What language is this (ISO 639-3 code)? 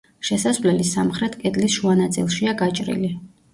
kat